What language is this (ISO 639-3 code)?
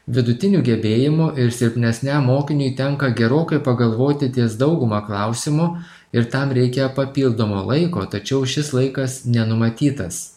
lit